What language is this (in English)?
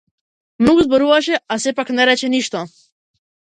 Macedonian